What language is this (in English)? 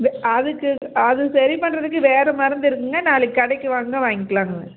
Tamil